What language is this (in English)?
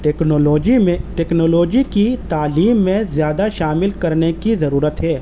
Urdu